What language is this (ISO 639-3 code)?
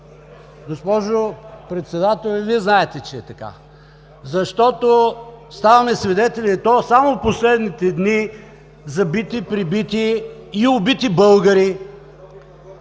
bul